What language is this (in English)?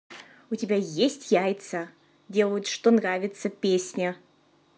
Russian